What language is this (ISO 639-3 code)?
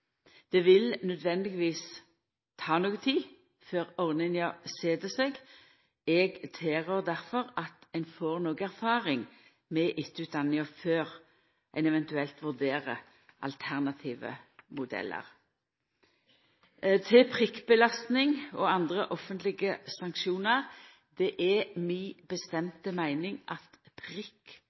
nno